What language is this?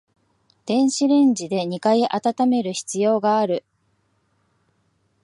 Japanese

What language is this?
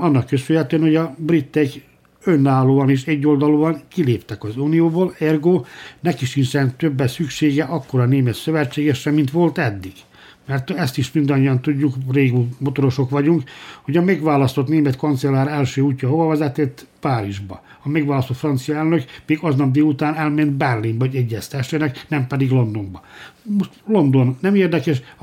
Hungarian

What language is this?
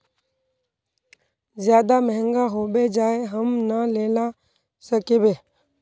Magahi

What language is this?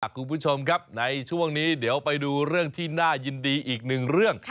Thai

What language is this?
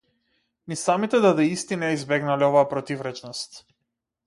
Macedonian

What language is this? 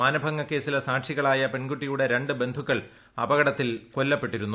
Malayalam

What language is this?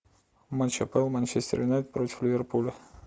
Russian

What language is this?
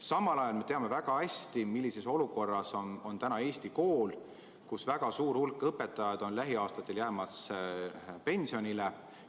Estonian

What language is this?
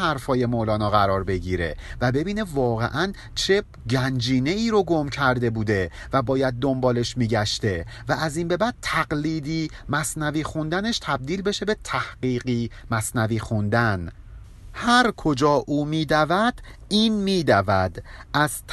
Persian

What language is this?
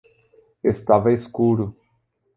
Portuguese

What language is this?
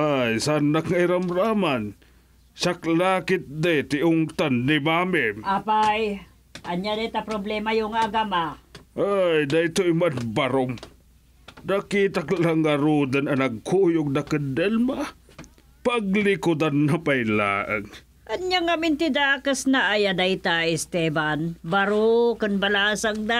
Filipino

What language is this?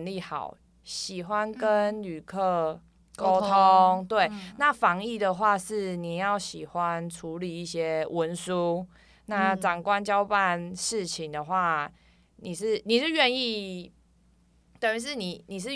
Chinese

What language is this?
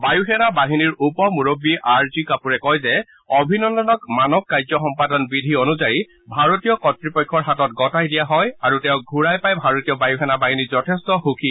Assamese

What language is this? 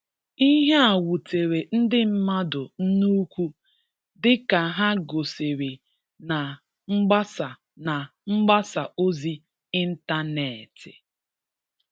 Igbo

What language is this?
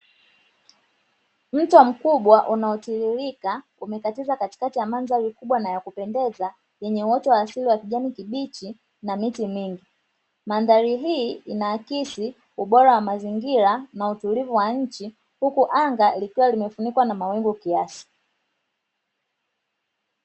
Swahili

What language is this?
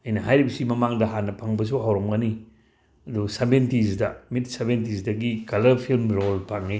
Manipuri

